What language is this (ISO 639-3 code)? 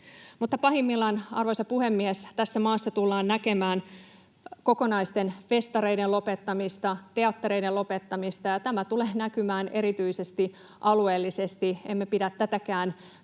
fin